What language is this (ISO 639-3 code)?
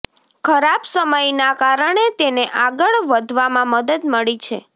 guj